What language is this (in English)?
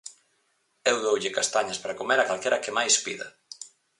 Galician